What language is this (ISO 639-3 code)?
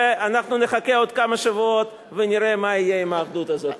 heb